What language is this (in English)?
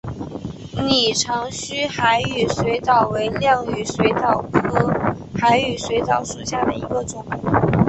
Chinese